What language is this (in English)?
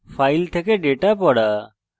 Bangla